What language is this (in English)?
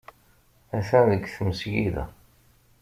Kabyle